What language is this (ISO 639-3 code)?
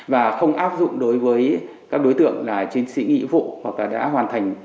vie